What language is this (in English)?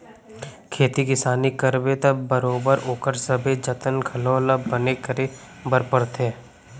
Chhattisgarhi